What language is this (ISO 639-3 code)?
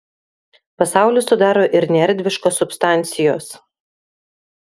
lit